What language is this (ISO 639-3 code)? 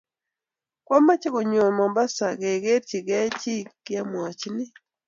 kln